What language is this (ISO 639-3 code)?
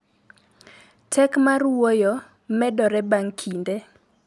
luo